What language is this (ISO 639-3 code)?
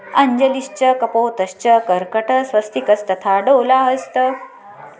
san